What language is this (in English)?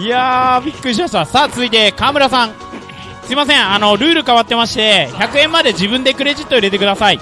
Japanese